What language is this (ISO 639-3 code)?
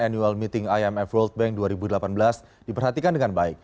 ind